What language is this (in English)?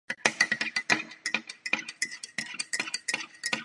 Czech